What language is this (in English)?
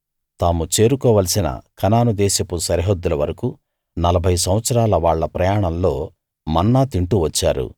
Telugu